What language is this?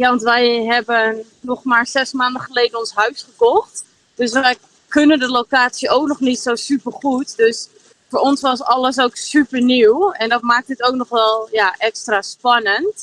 Dutch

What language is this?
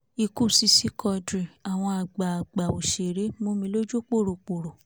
Yoruba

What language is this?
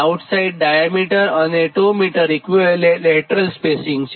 Gujarati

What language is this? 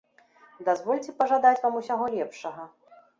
Belarusian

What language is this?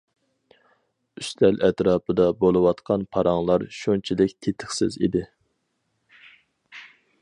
Uyghur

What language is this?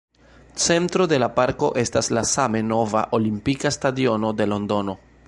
Esperanto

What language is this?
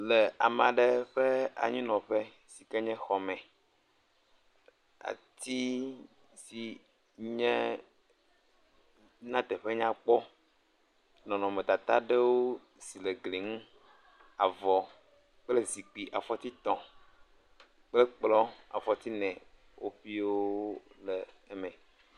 Ewe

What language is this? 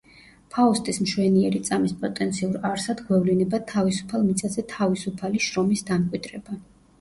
Georgian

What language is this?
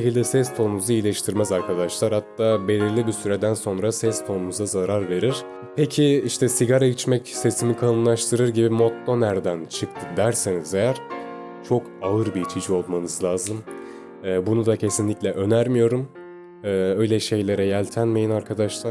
Turkish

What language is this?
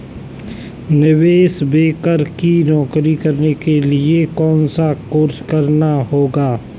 Hindi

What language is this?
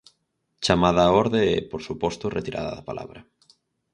Galician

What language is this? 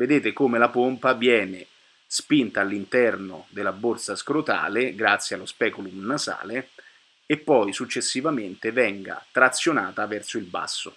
Italian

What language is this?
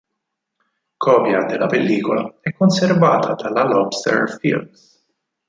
Italian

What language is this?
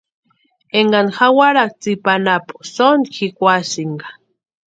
Western Highland Purepecha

